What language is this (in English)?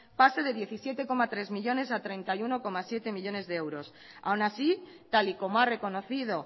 Spanish